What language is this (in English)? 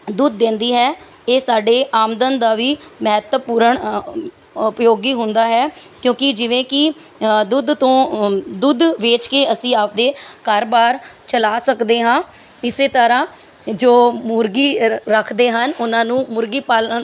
Punjabi